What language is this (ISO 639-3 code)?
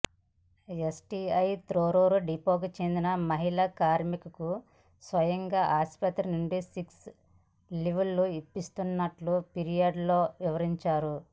tel